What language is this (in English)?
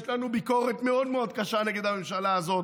Hebrew